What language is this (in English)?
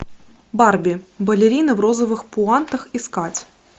Russian